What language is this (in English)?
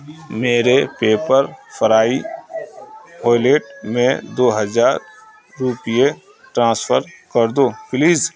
Urdu